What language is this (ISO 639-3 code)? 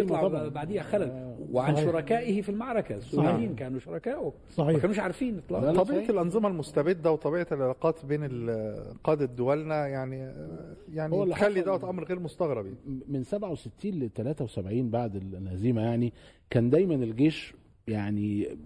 ara